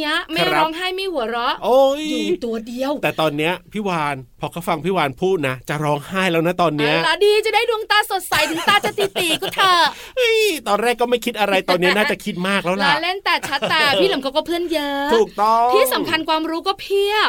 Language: Thai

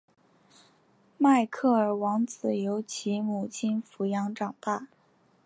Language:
Chinese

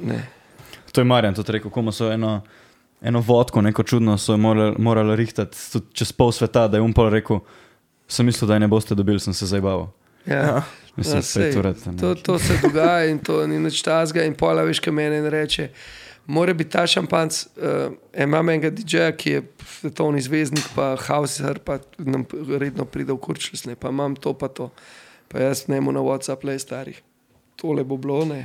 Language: Slovak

